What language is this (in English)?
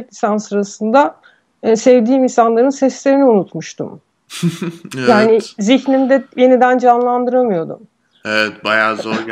Turkish